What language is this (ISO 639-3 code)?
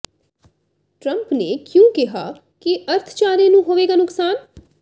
pan